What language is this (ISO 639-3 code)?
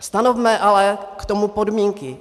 ces